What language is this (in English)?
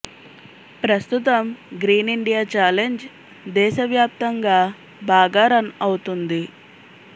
Telugu